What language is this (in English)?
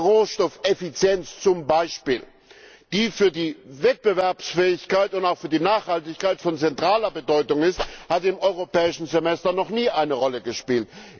German